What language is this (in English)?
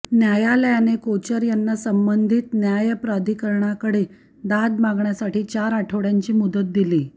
Marathi